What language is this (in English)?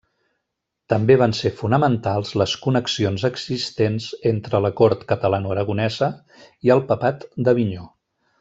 Catalan